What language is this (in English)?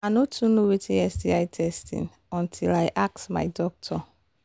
Nigerian Pidgin